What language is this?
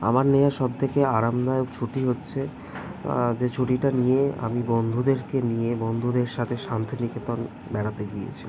Bangla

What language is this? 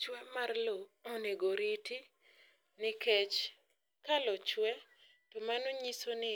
Luo (Kenya and Tanzania)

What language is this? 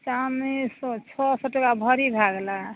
Maithili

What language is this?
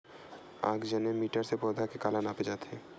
Chhattisgarhi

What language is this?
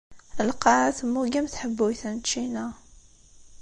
Kabyle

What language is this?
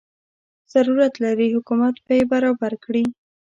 Pashto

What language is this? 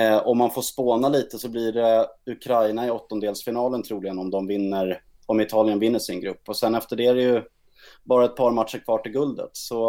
Swedish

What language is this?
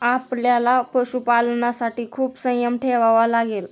Marathi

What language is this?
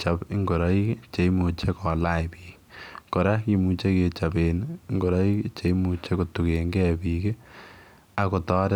Kalenjin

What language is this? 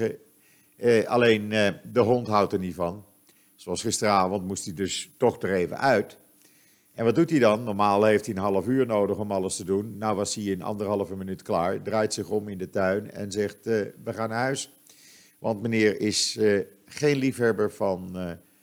Dutch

